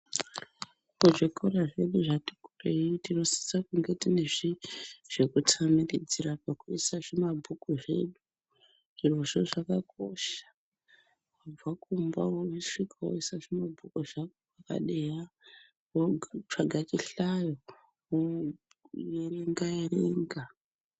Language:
Ndau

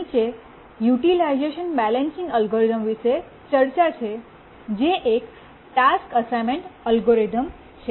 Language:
Gujarati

